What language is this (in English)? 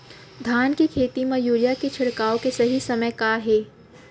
Chhattisgarhi